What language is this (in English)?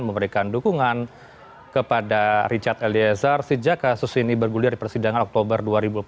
Indonesian